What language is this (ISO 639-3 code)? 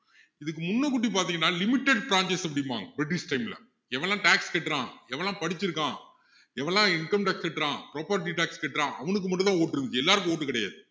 tam